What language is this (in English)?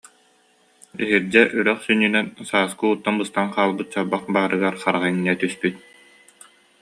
Yakut